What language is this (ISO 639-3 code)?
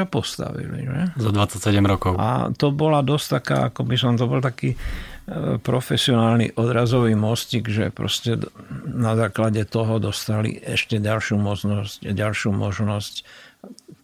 slk